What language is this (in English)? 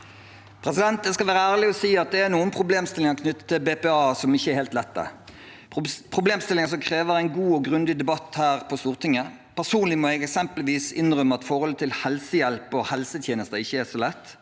Norwegian